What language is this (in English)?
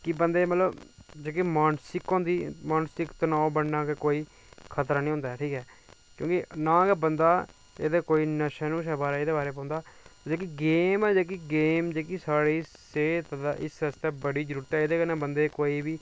Dogri